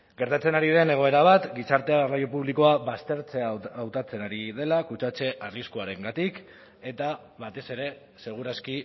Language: Basque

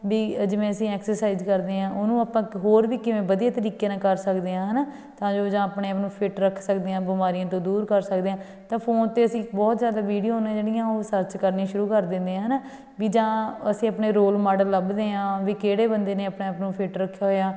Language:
Punjabi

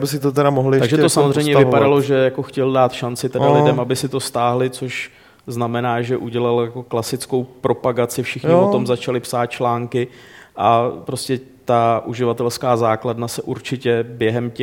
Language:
Czech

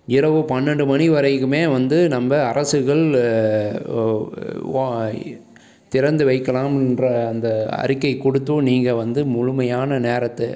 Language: Tamil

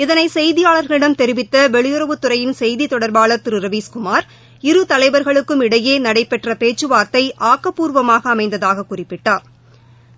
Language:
Tamil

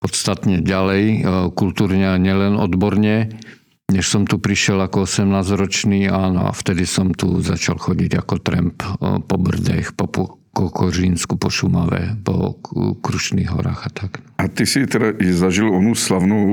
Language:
Czech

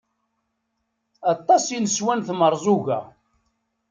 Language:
Kabyle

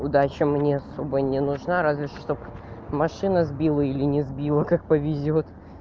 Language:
Russian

